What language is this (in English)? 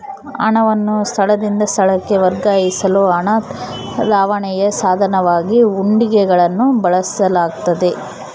Kannada